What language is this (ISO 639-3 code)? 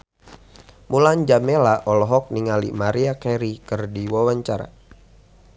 sun